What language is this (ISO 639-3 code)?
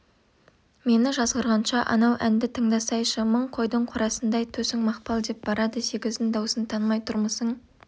kaz